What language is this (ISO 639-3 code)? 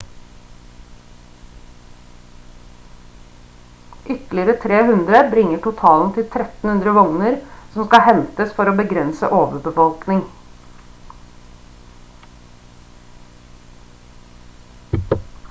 nob